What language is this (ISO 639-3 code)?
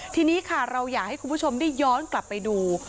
tha